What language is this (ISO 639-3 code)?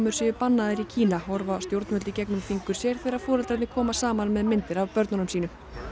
isl